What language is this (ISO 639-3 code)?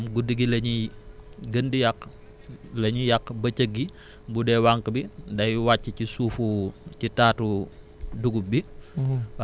wol